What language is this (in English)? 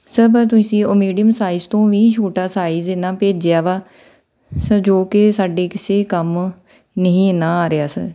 Punjabi